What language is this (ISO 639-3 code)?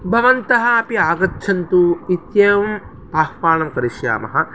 san